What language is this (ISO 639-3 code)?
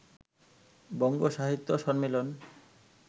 ben